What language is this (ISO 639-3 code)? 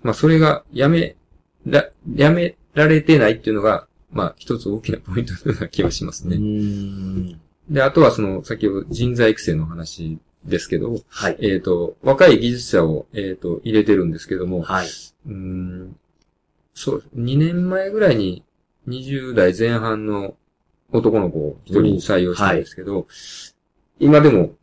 jpn